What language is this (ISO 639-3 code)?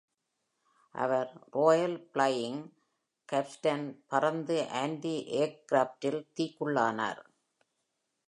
tam